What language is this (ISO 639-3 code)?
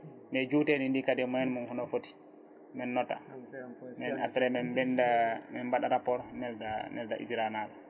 ful